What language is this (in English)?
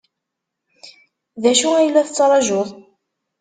Kabyle